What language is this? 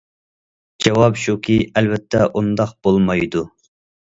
Uyghur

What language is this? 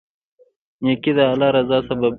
Pashto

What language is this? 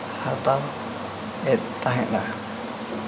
Santali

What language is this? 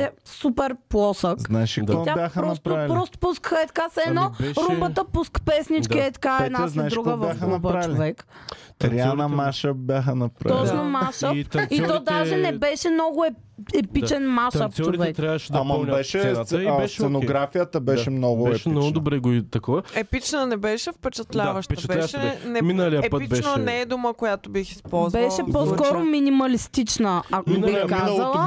Bulgarian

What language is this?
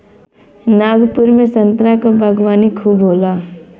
Bhojpuri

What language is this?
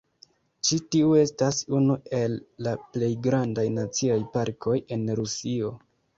Esperanto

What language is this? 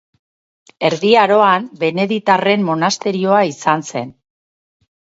Basque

